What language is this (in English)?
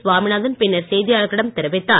Tamil